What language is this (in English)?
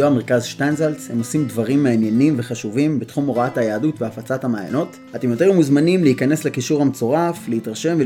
Hebrew